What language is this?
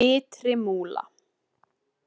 Icelandic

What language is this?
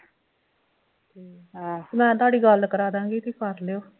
Punjabi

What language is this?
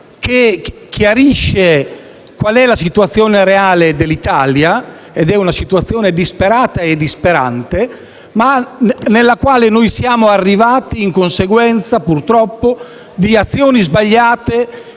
Italian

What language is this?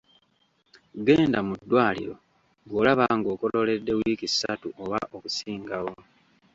Ganda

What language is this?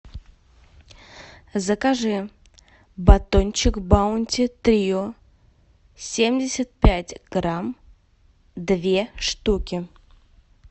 Russian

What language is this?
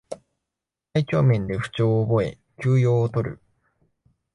Japanese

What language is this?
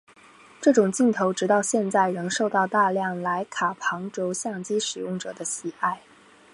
Chinese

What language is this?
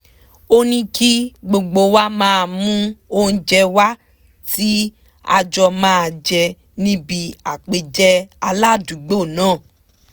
Yoruba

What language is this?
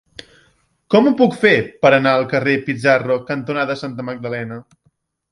Catalan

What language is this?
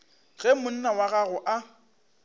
Northern Sotho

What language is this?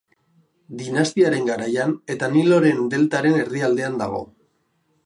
Basque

